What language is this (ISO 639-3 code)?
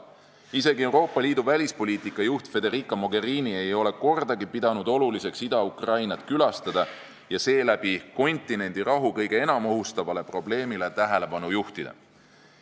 est